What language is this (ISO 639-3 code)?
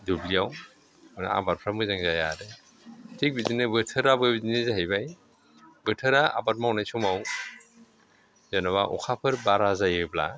brx